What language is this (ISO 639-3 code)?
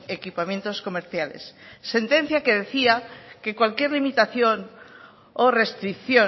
spa